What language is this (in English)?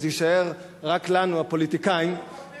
Hebrew